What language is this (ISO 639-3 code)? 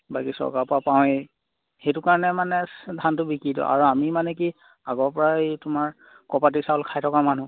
asm